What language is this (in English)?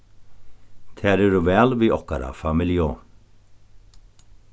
Faroese